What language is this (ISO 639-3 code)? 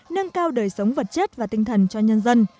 vie